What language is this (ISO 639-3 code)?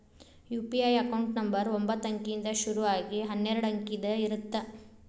kan